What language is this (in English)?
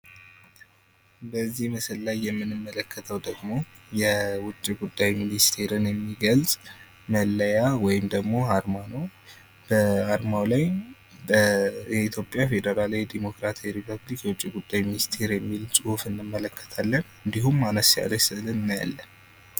Amharic